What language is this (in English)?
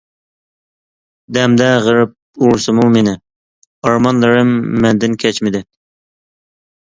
Uyghur